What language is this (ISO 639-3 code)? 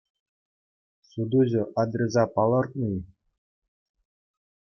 chv